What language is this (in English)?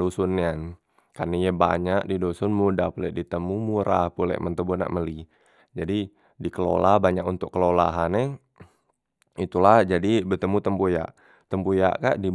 Musi